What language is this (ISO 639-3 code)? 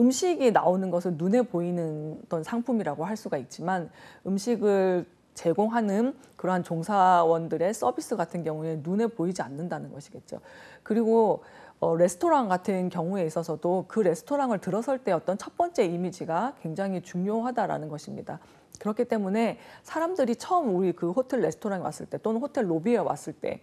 kor